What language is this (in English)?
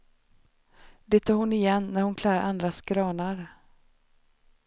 Swedish